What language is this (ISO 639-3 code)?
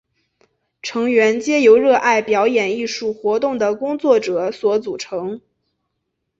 zho